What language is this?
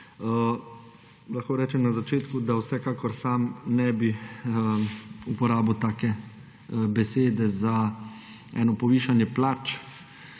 Slovenian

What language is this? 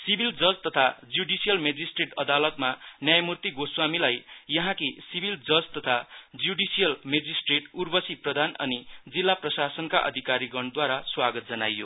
Nepali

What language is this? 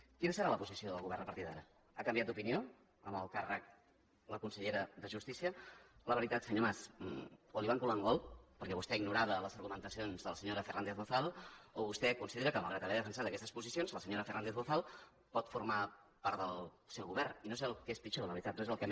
Catalan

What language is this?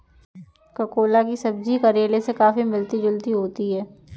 Hindi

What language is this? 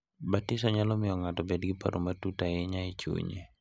Luo (Kenya and Tanzania)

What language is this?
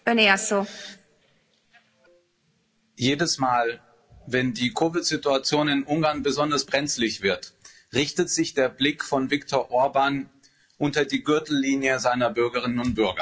German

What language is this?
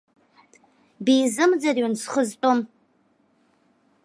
Abkhazian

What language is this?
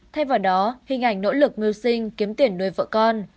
Vietnamese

